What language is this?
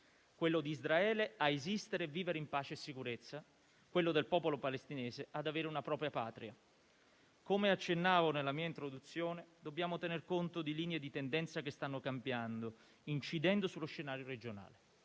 Italian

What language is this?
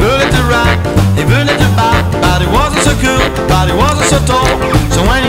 Dutch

